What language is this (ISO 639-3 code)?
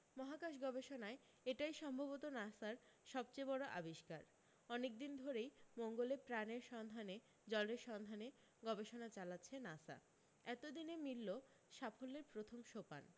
ben